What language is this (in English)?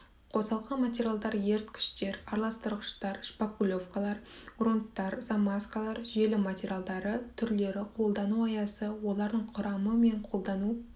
Kazakh